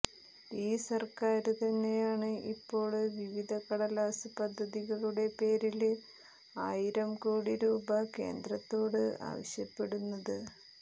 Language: Malayalam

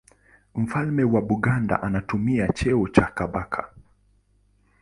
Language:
Swahili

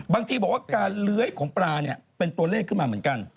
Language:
Thai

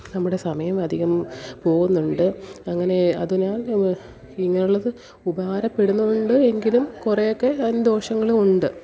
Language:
Malayalam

